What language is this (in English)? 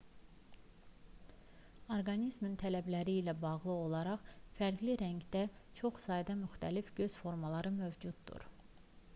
Azerbaijani